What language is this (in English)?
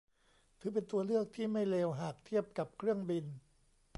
Thai